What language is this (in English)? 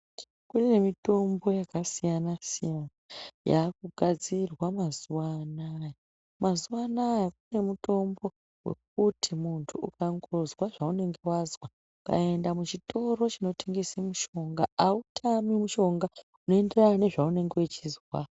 Ndau